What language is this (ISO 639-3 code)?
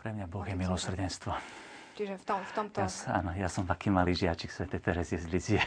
slk